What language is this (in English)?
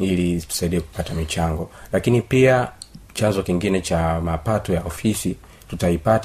Swahili